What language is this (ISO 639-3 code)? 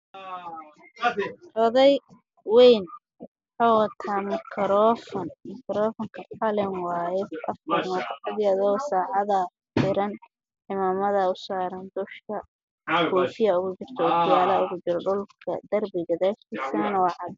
som